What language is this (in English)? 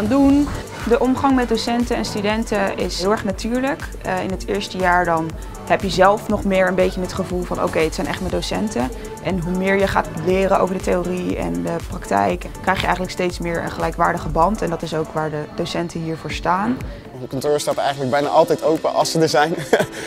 Dutch